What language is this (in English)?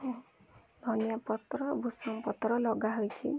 Odia